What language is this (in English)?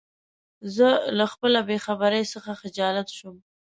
Pashto